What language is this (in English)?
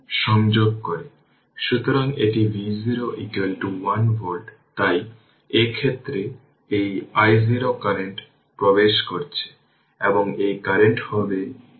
Bangla